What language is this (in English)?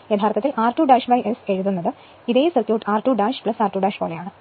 Malayalam